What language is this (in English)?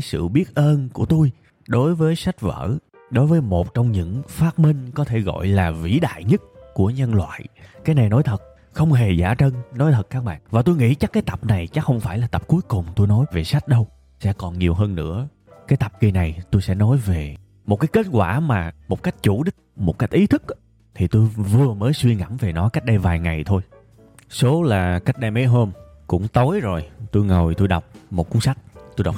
Vietnamese